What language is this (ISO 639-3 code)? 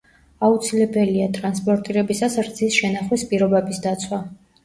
kat